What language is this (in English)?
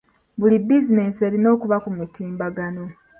Ganda